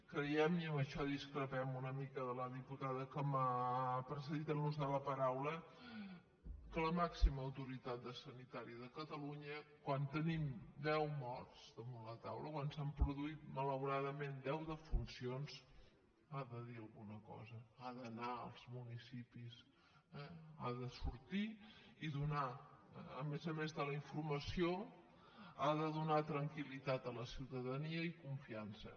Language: Catalan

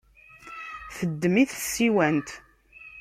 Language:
Kabyle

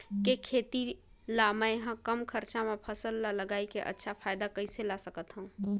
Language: Chhattisgarhi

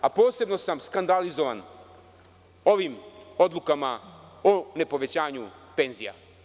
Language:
Serbian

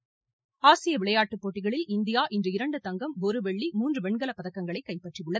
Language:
Tamil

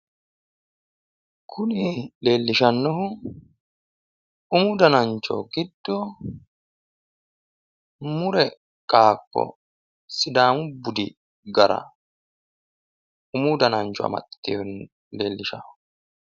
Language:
Sidamo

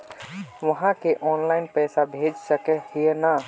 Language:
Magahi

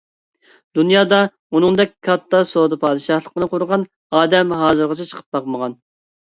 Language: Uyghur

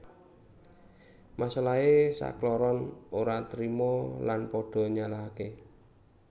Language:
Javanese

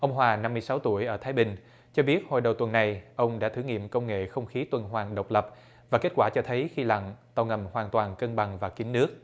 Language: Vietnamese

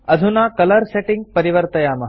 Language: Sanskrit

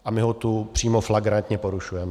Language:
Czech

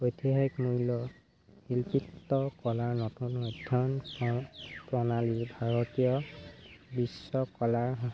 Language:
Assamese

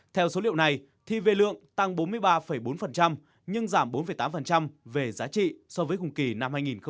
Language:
Vietnamese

